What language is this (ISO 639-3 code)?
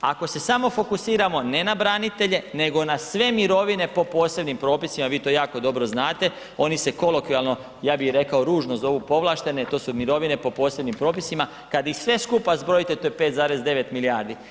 hrv